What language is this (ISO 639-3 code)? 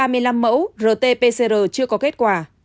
vie